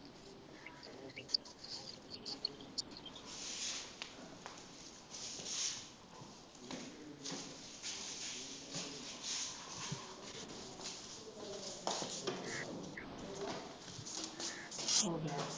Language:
Punjabi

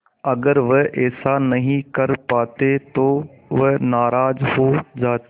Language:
Hindi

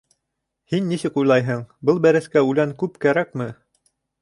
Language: Bashkir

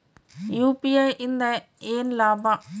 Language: Kannada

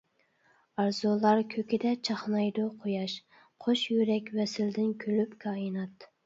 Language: Uyghur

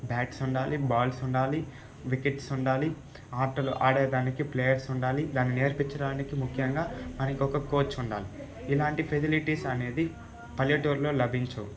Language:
Telugu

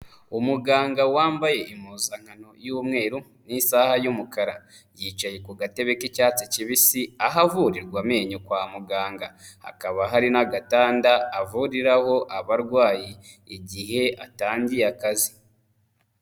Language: Kinyarwanda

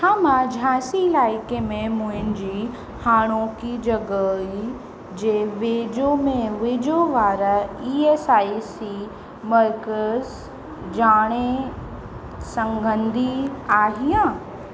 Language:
Sindhi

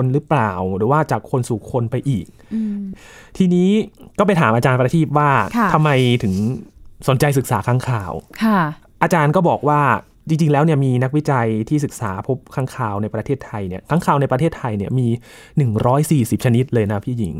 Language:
Thai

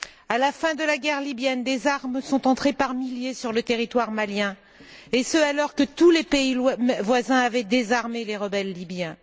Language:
French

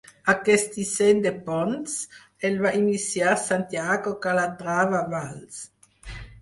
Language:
Catalan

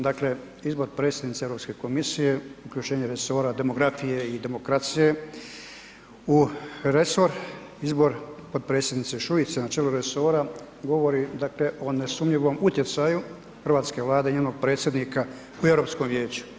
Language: Croatian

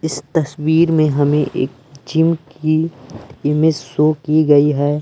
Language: Hindi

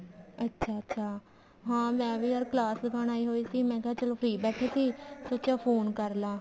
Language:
Punjabi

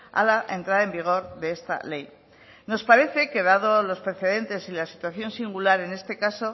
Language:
Spanish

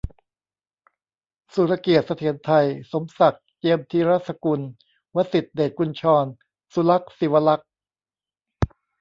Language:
Thai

